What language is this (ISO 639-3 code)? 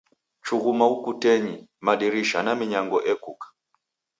dav